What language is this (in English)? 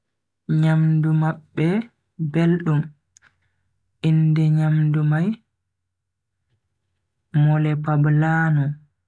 Bagirmi Fulfulde